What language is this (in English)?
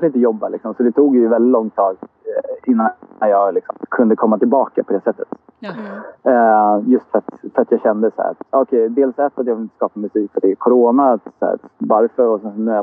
Swedish